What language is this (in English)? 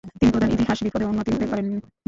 Bangla